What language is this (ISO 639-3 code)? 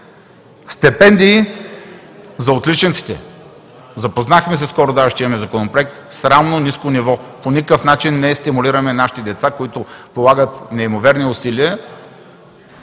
bul